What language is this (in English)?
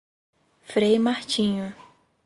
Portuguese